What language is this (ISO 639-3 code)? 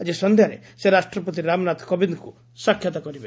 ori